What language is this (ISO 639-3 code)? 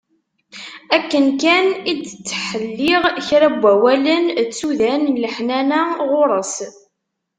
kab